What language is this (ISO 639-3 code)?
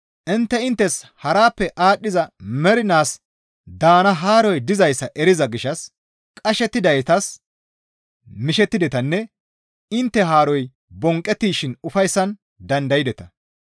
gmv